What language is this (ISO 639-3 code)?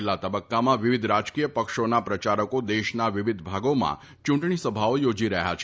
guj